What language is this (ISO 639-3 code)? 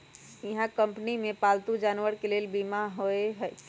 mag